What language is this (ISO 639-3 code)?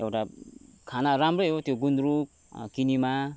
nep